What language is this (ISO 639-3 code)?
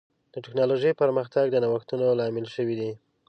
pus